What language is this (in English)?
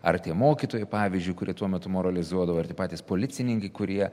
Lithuanian